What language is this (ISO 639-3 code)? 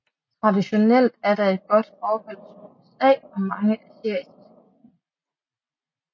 dan